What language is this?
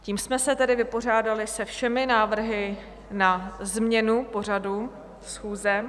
Czech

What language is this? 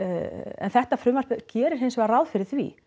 Icelandic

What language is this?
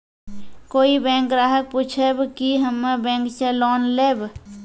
Maithili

